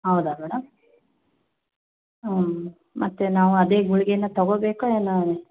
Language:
Kannada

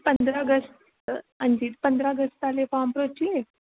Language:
Dogri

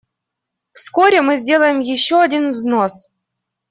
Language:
Russian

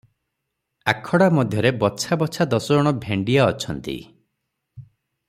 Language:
Odia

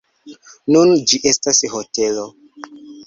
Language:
Esperanto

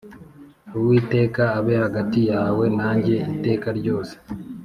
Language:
Kinyarwanda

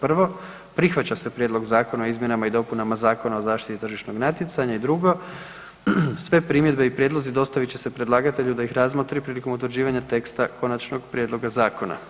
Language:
Croatian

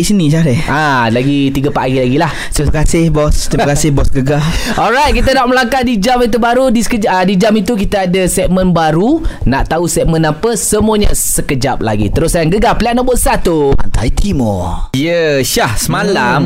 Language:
Malay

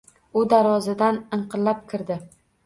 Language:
Uzbek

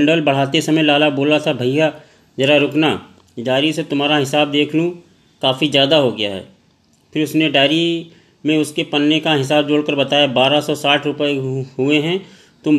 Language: Hindi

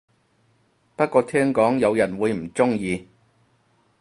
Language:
Cantonese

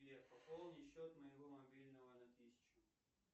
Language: Russian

